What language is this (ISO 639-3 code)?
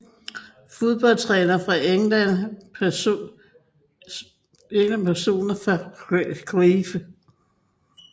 dan